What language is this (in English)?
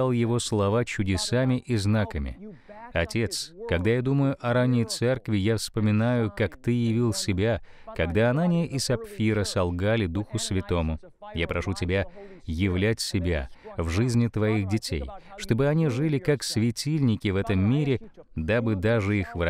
Russian